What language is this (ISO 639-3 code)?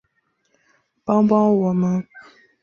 zho